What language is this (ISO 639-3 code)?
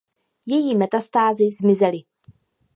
ces